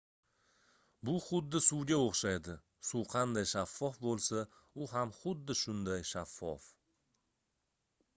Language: Uzbek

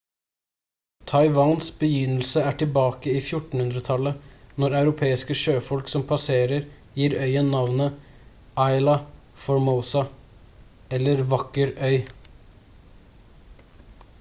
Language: Norwegian Bokmål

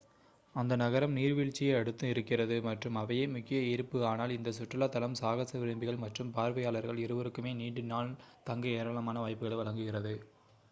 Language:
Tamil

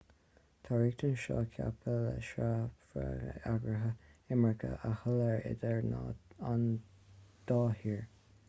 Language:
Irish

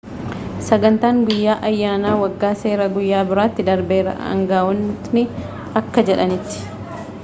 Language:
Oromo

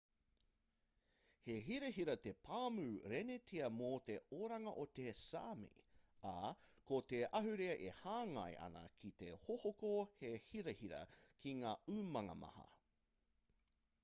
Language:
Māori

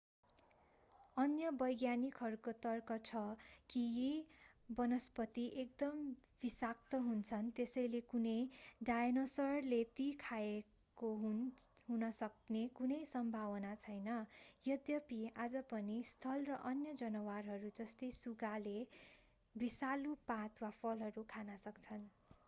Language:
Nepali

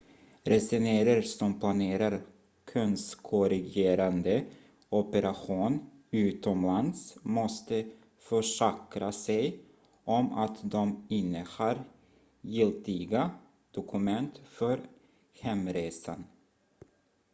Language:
Swedish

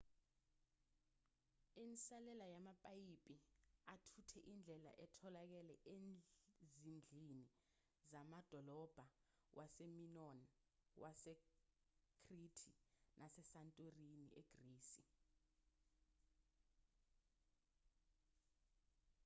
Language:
Zulu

